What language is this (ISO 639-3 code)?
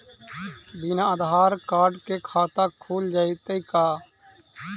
mag